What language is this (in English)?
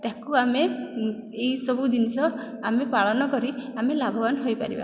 Odia